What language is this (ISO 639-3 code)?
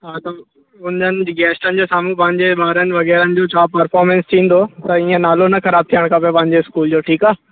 snd